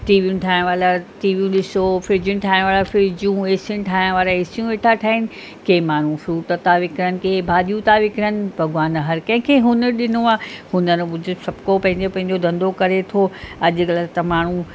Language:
Sindhi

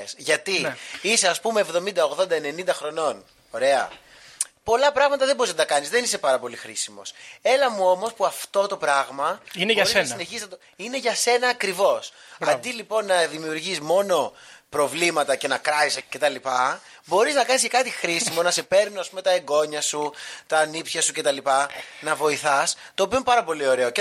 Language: Greek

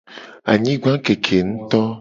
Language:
Gen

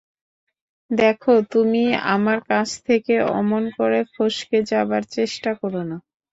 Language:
Bangla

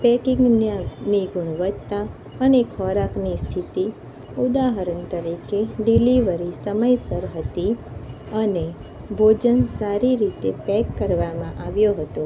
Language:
Gujarati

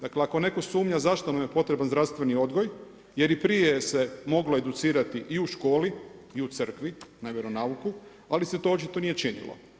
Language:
Croatian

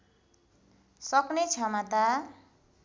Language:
Nepali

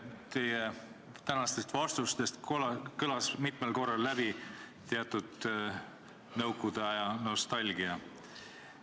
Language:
Estonian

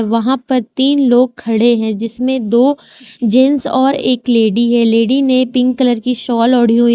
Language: Hindi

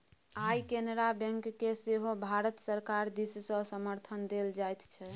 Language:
Maithili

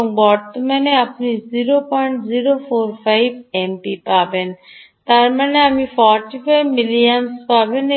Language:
Bangla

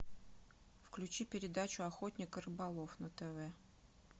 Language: Russian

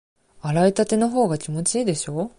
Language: Japanese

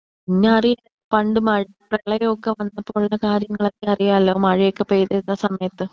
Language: Malayalam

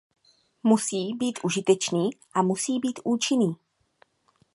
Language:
Czech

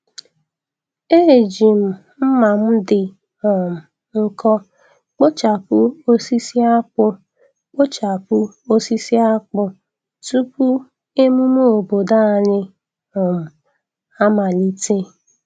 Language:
Igbo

